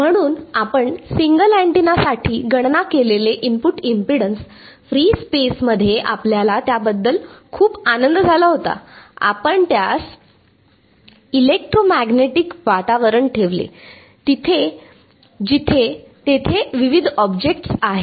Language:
Marathi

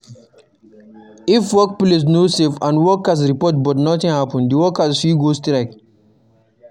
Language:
Nigerian Pidgin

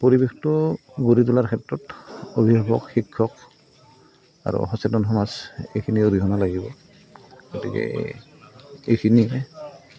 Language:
Assamese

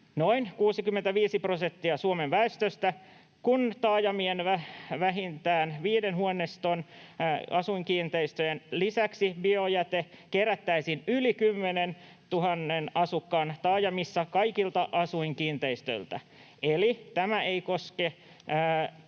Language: Finnish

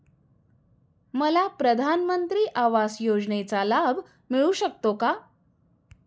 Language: Marathi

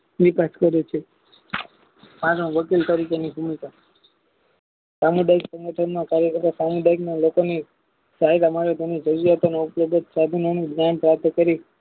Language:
Gujarati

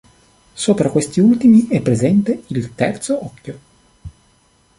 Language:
Italian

